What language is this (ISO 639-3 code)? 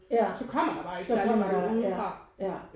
dan